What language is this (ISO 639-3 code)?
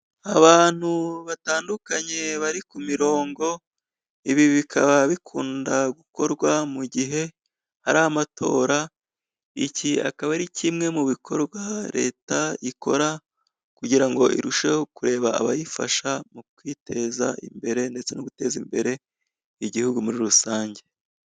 kin